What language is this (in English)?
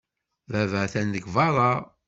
Kabyle